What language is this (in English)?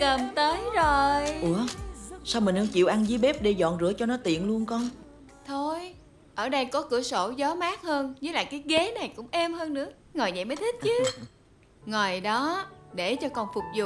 Vietnamese